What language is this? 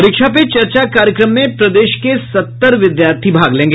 Hindi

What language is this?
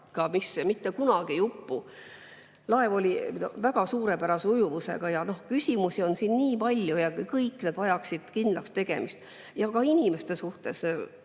Estonian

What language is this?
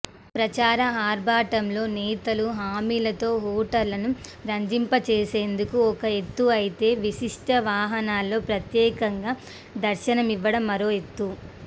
Telugu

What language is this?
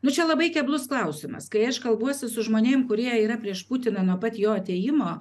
Lithuanian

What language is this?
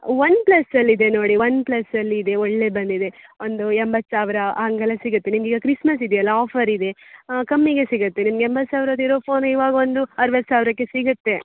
Kannada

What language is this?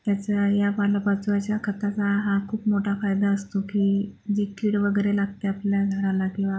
Marathi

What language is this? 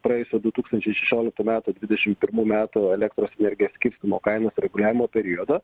Lithuanian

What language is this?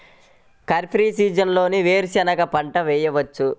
Telugu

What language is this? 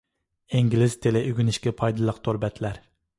Uyghur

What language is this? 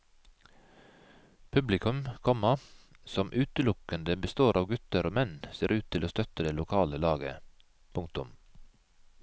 Norwegian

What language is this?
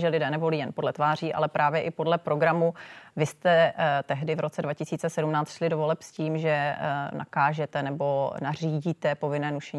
Czech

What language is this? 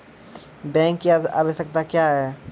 Maithili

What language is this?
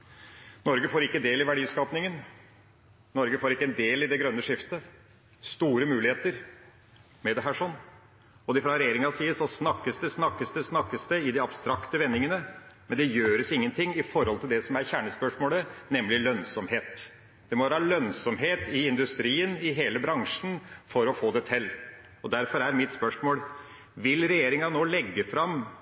Norwegian Bokmål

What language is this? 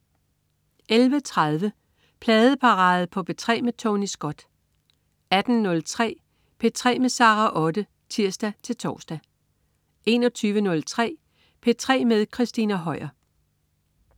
Danish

